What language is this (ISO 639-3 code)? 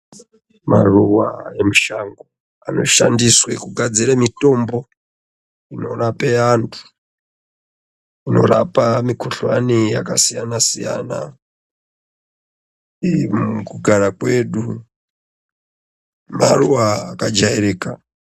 ndc